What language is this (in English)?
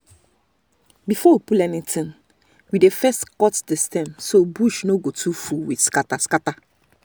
Nigerian Pidgin